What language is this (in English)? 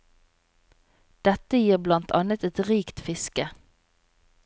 Norwegian